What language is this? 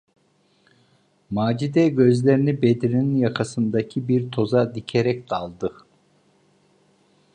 Turkish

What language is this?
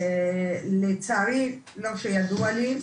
Hebrew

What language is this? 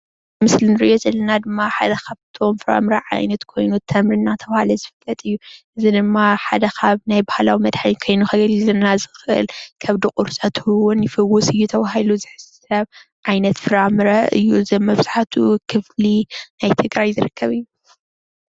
Tigrinya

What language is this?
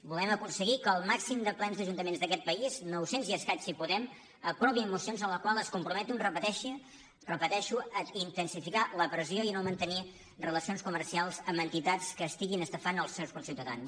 Catalan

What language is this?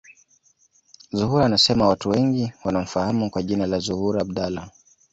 Swahili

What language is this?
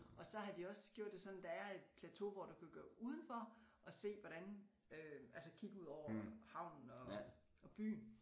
Danish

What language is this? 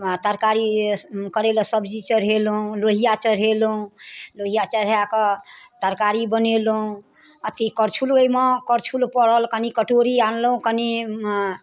Maithili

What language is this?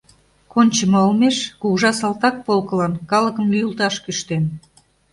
Mari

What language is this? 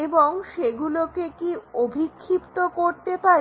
Bangla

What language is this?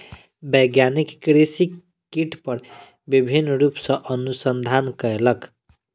Maithili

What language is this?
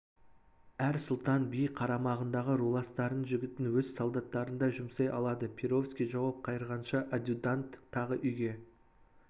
Kazakh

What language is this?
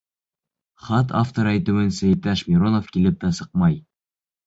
Bashkir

